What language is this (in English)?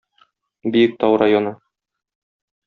Tatar